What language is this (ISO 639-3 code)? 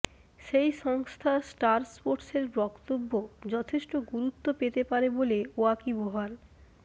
ben